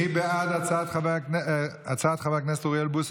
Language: Hebrew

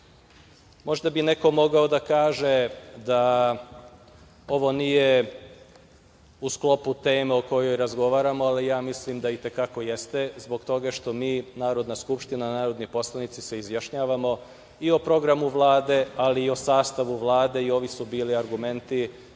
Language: Serbian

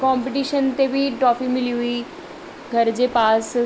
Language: Sindhi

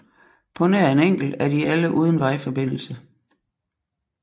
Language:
Danish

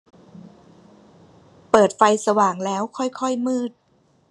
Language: Thai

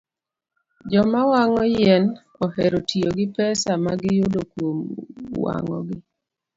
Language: Luo (Kenya and Tanzania)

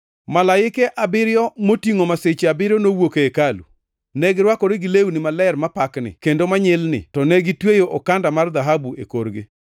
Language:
Luo (Kenya and Tanzania)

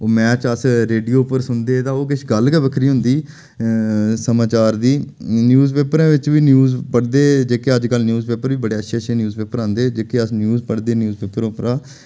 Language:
Dogri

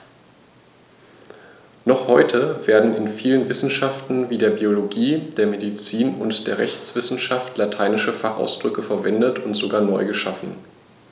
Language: German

